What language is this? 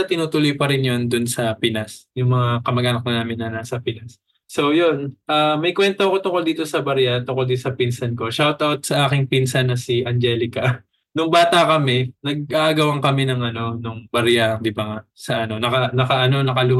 Filipino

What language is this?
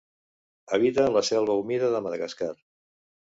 Catalan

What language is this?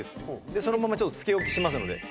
Japanese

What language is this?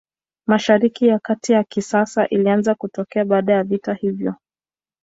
Swahili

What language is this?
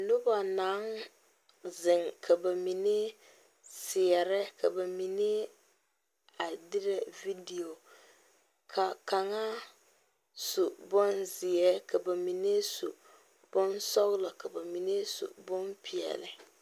Southern Dagaare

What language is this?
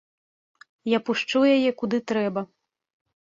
Belarusian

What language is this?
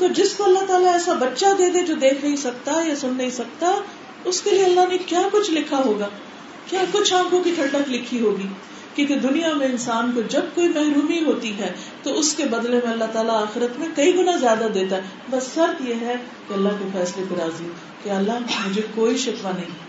Urdu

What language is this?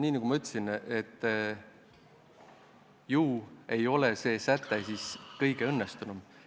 Estonian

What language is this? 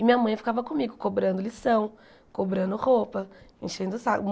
Portuguese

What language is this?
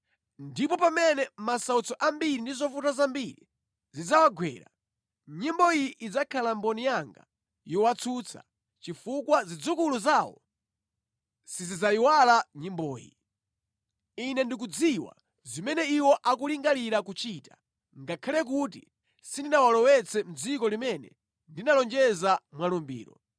Nyanja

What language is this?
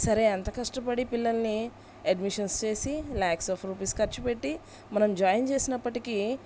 Telugu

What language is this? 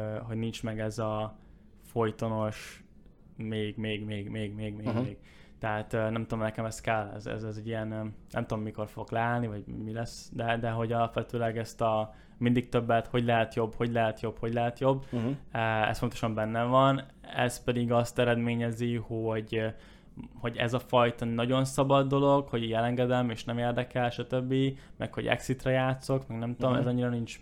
Hungarian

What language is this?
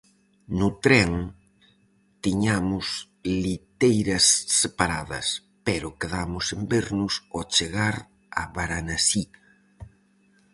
Galician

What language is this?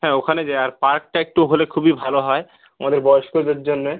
Bangla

